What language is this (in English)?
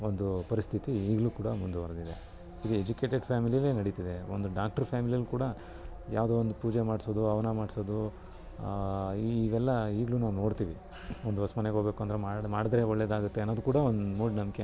Kannada